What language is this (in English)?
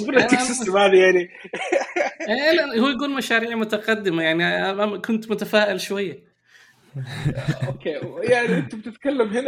Arabic